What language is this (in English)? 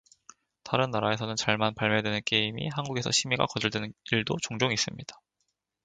Korean